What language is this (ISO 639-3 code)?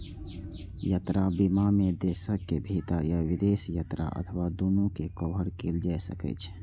mai